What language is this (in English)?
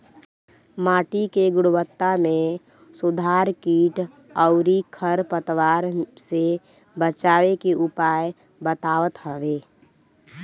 Bhojpuri